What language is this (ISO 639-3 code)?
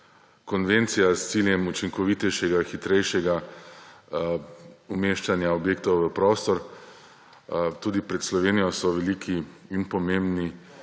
slv